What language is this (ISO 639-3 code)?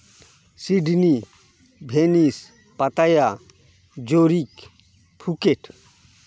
sat